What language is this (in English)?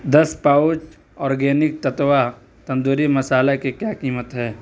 Urdu